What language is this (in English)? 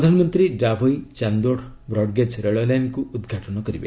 Odia